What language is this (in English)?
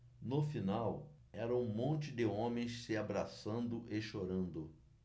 Portuguese